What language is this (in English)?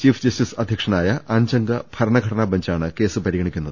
Malayalam